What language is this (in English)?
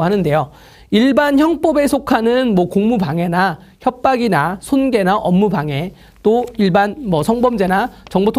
Korean